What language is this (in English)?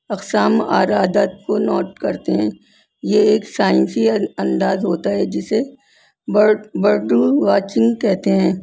Urdu